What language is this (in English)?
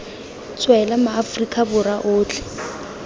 Tswana